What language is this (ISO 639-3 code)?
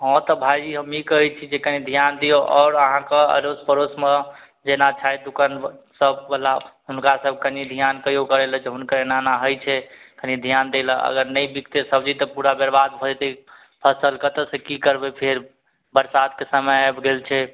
mai